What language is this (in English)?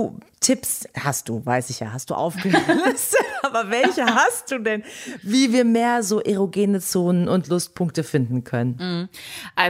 German